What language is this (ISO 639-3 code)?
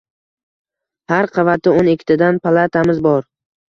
uzb